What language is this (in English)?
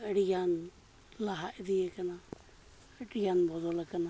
Santali